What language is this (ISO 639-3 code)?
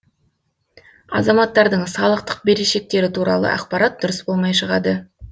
kaz